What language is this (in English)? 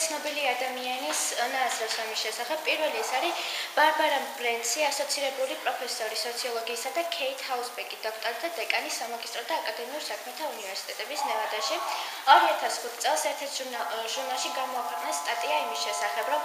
Romanian